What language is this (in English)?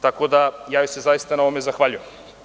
Serbian